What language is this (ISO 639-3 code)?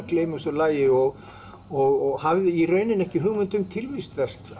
isl